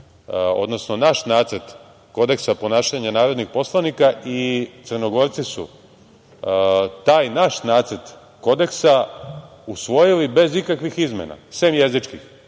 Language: Serbian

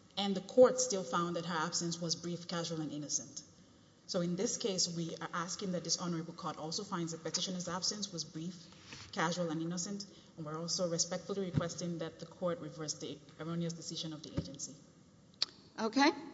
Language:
English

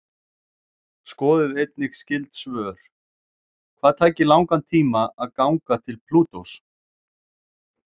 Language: Icelandic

